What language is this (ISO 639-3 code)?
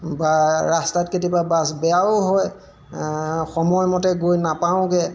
asm